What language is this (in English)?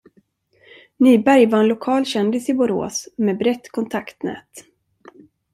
Swedish